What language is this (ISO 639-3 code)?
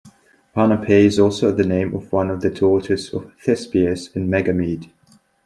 eng